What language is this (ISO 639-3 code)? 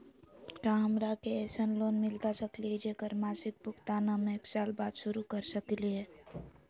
mag